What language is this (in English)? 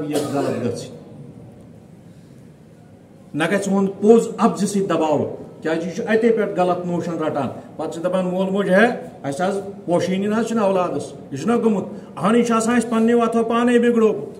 Turkish